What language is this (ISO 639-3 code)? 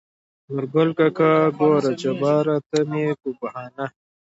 pus